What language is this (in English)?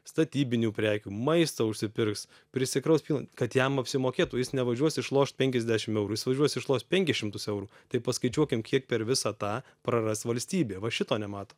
Lithuanian